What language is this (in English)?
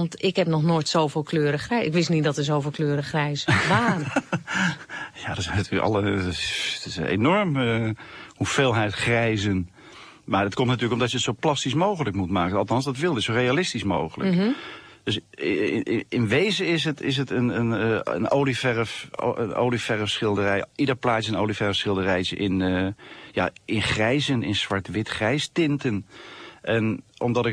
Dutch